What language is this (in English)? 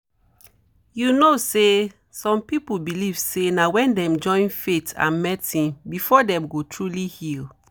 Nigerian Pidgin